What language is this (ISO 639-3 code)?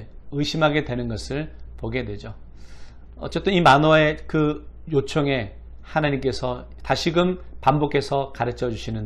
kor